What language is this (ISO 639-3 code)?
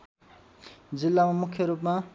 nep